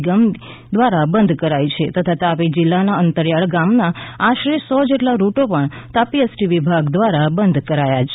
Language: Gujarati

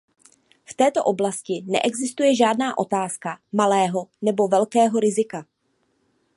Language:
Czech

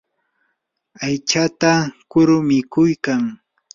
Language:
Yanahuanca Pasco Quechua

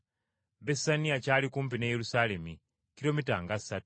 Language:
Ganda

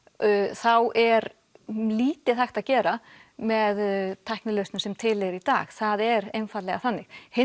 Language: Icelandic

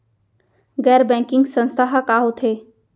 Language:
Chhattisgarhi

